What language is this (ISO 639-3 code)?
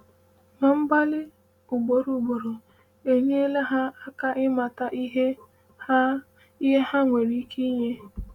ibo